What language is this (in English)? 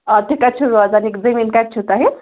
Kashmiri